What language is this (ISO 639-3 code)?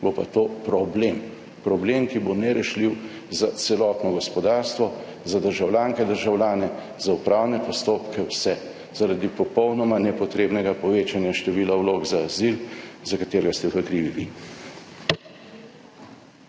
slv